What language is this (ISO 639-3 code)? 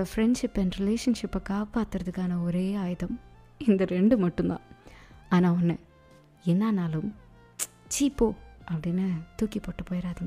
tam